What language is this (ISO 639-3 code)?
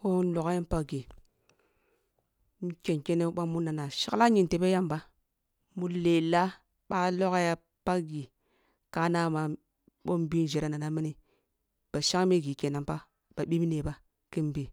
bbu